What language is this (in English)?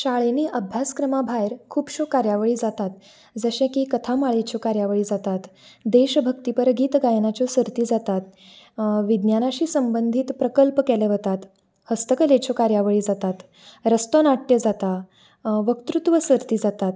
Konkani